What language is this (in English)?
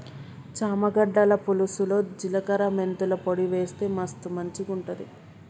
Telugu